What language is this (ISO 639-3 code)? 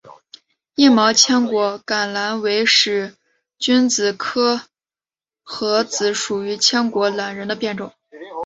zho